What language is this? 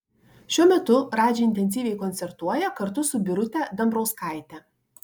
Lithuanian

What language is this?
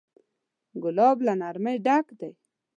Pashto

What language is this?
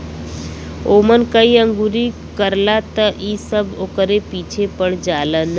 Bhojpuri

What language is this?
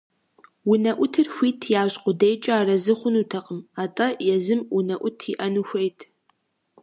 Kabardian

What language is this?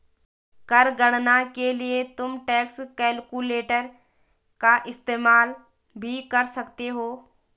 Hindi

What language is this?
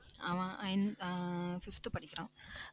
Tamil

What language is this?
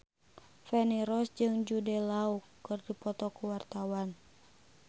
Sundanese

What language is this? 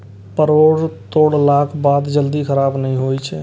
Maithili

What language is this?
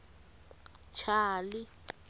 Tsonga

